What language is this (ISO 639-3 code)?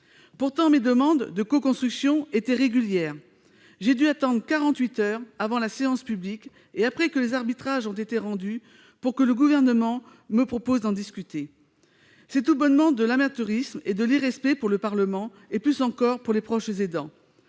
fra